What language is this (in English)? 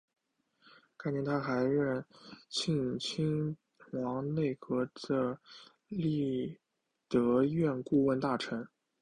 Chinese